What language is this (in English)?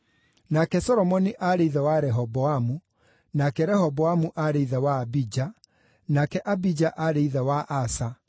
Kikuyu